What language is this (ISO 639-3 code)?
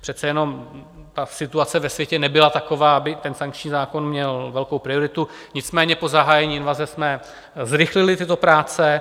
ces